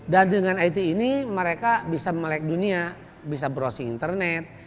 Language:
Indonesian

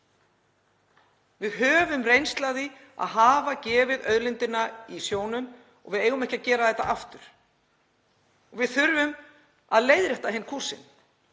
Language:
Icelandic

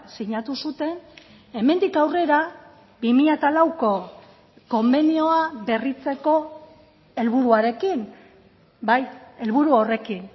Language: Basque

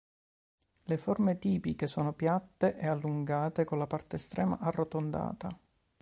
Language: Italian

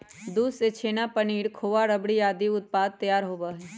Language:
Magahi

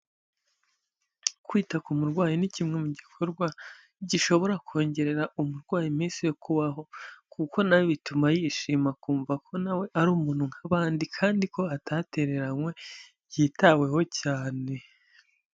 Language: Kinyarwanda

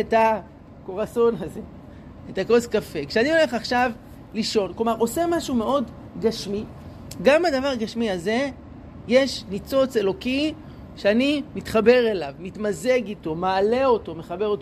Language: Hebrew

